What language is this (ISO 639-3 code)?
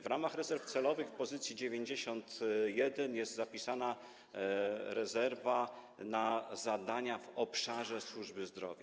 pol